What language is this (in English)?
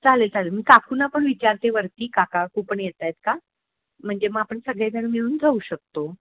Marathi